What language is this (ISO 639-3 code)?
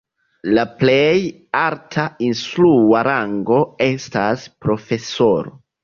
epo